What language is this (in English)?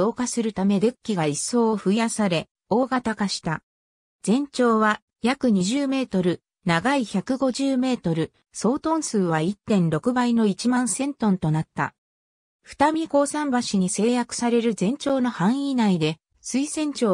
Japanese